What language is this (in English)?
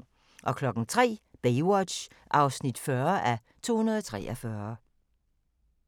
Danish